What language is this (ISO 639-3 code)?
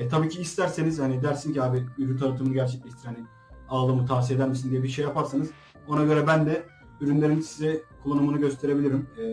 tur